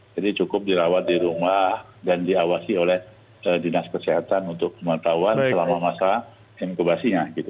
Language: Indonesian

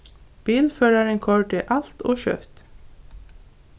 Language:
Faroese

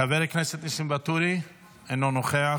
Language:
Hebrew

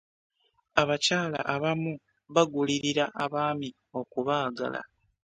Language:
Ganda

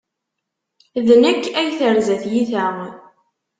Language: Kabyle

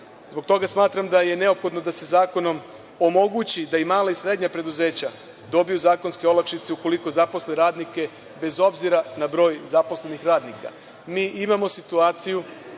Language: Serbian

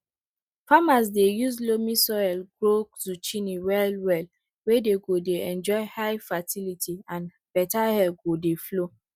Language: Nigerian Pidgin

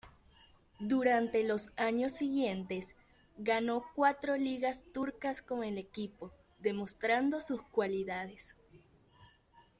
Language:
Spanish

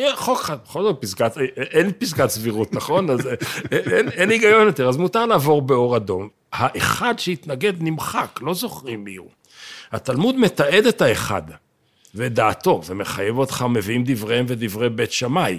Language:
Hebrew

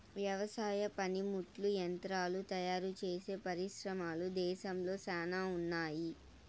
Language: Telugu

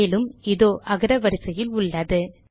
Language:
Tamil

